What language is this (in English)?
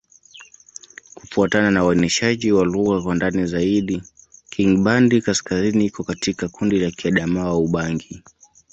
Swahili